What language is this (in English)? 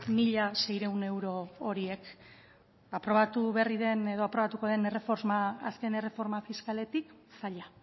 Basque